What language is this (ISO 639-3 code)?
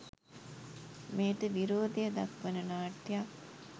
sin